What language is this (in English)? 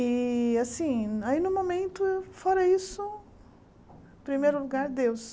Portuguese